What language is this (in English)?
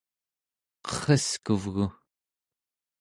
Central Yupik